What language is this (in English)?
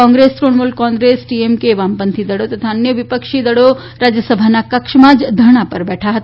Gujarati